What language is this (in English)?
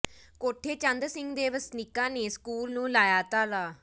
Punjabi